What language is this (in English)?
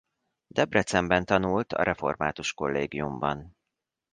Hungarian